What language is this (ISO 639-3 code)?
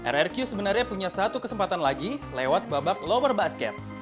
ind